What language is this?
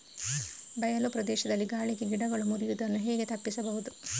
Kannada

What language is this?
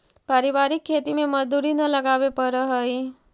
Magahi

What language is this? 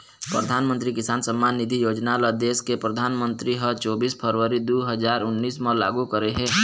Chhattisgarhi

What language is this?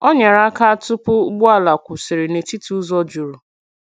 Igbo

